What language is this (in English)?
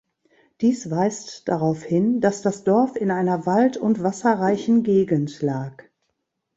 German